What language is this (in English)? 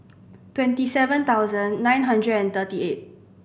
English